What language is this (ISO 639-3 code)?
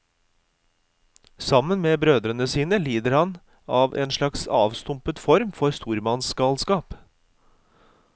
nor